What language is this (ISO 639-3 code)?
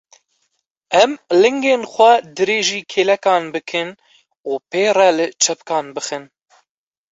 kur